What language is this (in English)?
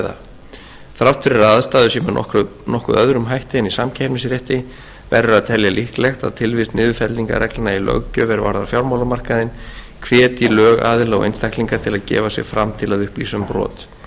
Icelandic